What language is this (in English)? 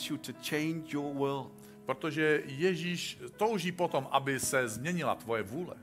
Czech